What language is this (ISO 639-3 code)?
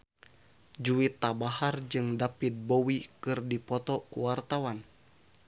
sun